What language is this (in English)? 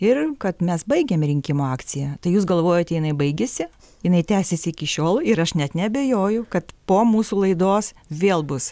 Lithuanian